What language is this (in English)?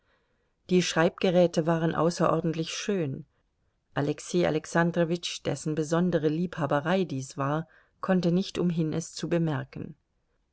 German